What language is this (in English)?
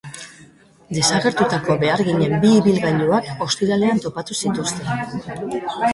Basque